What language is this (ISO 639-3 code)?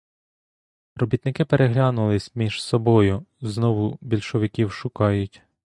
ukr